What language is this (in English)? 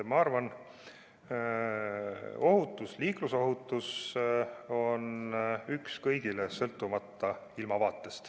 Estonian